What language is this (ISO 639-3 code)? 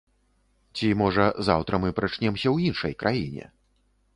bel